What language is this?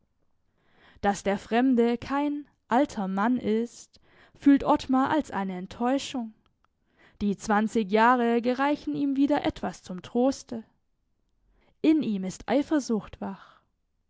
German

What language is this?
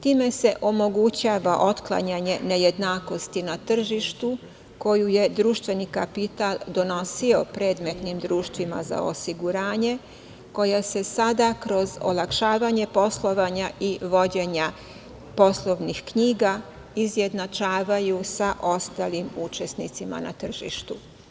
Serbian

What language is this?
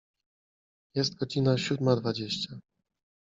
Polish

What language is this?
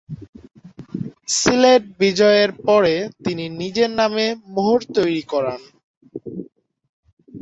Bangla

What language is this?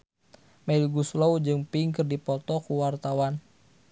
Sundanese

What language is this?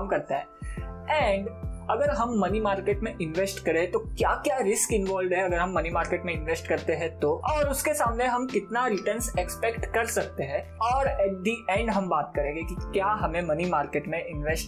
Hindi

